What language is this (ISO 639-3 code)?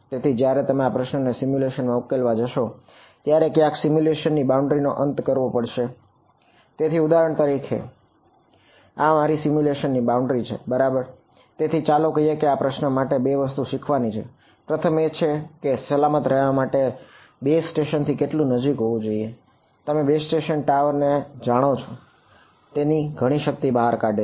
guj